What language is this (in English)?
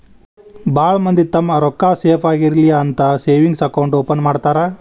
Kannada